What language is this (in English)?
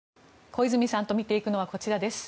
Japanese